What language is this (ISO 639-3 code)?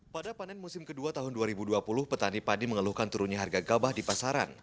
ind